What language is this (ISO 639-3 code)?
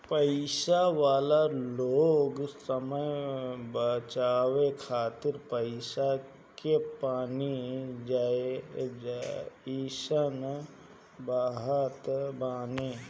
bho